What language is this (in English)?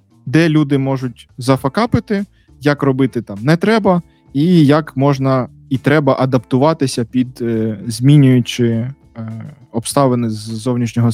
Ukrainian